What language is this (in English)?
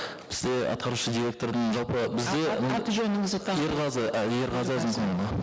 Kazakh